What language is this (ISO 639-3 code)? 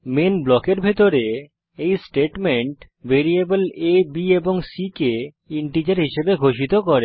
ben